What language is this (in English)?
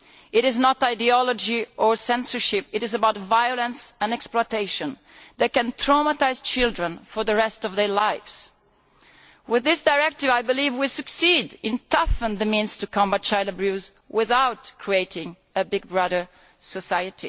English